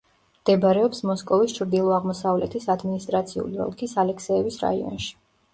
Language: Georgian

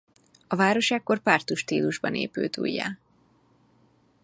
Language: Hungarian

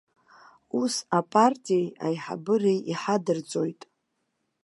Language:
Abkhazian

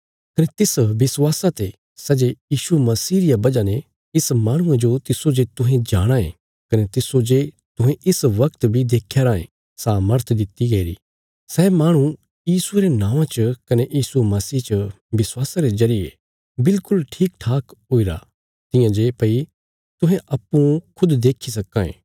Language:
Bilaspuri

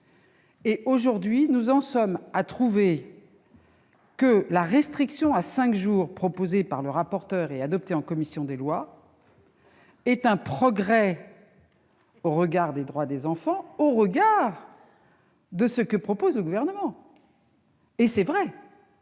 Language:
French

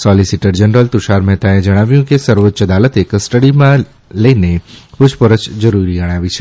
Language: Gujarati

